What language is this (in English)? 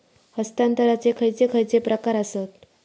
Marathi